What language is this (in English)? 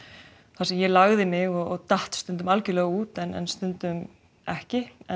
Icelandic